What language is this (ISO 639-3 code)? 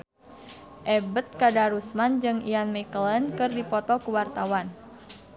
sun